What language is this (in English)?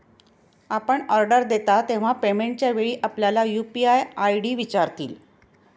Marathi